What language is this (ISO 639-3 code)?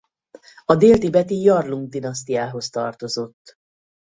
hun